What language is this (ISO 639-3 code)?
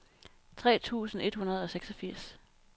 dan